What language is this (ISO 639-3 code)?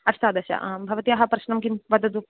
san